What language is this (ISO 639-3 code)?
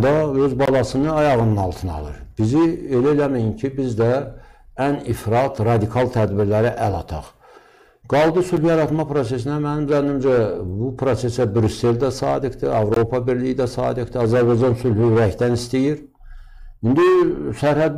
tur